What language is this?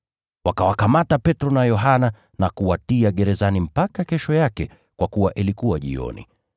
Swahili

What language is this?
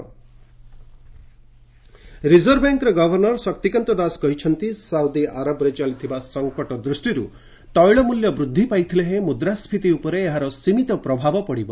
Odia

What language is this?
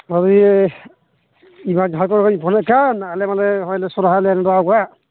Santali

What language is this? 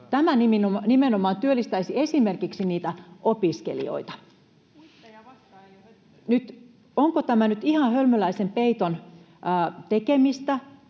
Finnish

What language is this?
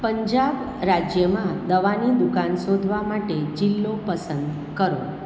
Gujarati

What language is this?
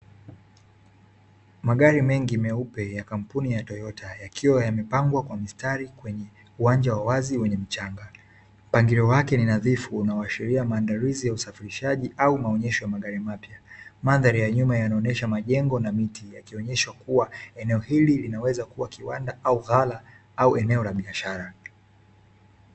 Swahili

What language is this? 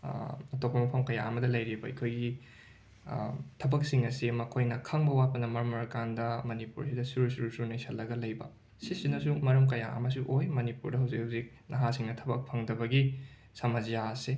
Manipuri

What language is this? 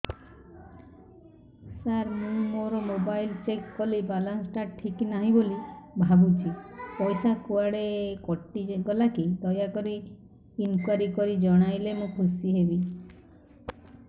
Odia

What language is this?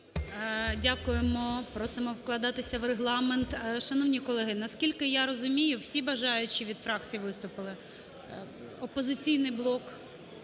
Ukrainian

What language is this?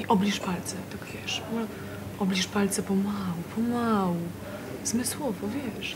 Polish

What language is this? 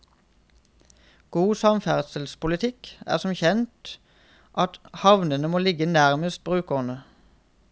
Norwegian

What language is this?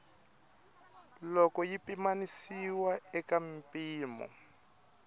Tsonga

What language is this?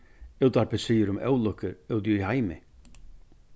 Faroese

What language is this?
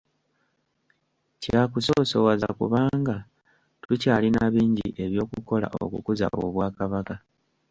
Ganda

